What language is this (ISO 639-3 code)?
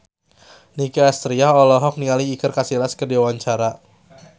sun